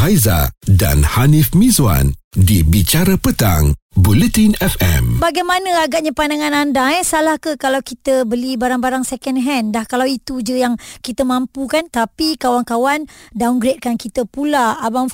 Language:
Malay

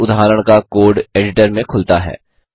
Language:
Hindi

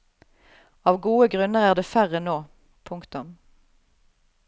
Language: Norwegian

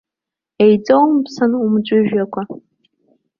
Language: Abkhazian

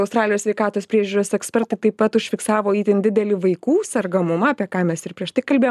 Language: Lithuanian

